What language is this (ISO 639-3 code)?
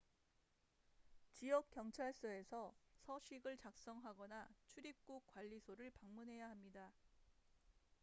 kor